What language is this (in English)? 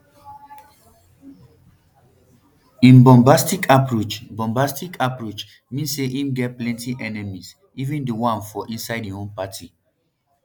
Nigerian Pidgin